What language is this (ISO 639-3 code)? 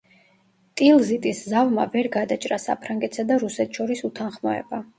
kat